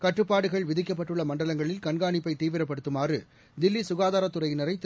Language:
Tamil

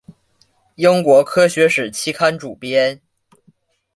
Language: Chinese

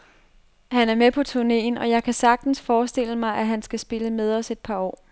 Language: Danish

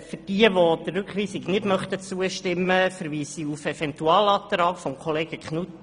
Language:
Swiss German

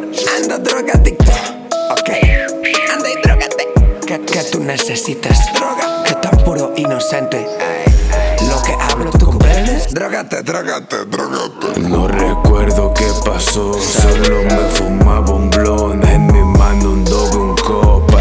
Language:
Romanian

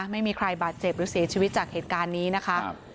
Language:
Thai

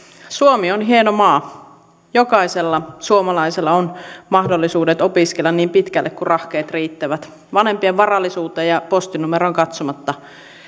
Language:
Finnish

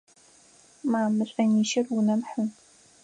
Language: Adyghe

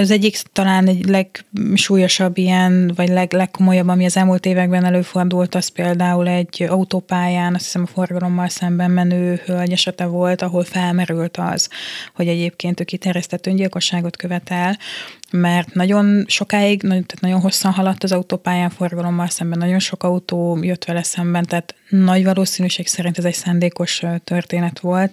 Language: Hungarian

